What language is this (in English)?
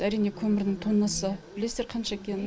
Kazakh